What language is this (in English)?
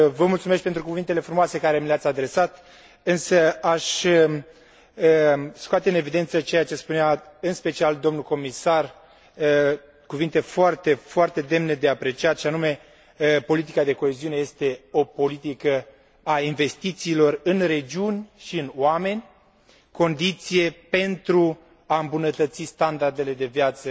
Romanian